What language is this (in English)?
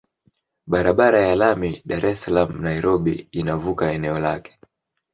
Swahili